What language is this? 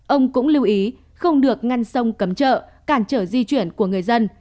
Vietnamese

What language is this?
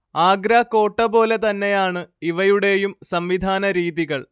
Malayalam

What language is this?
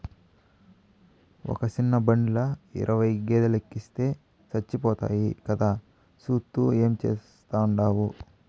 Telugu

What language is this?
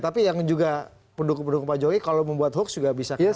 Indonesian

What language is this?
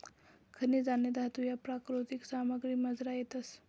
Marathi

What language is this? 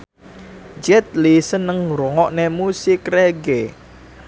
Javanese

